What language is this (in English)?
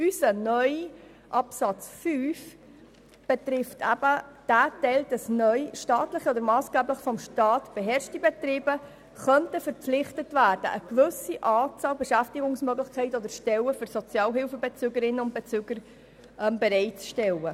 Swiss German